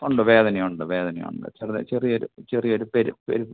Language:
Malayalam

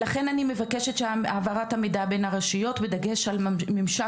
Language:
Hebrew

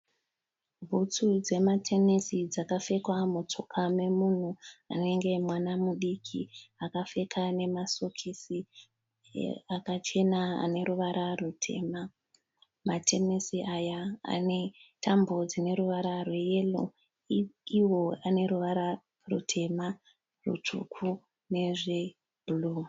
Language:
Shona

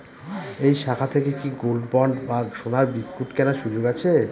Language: Bangla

